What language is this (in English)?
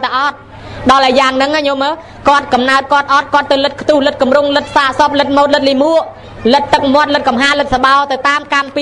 Thai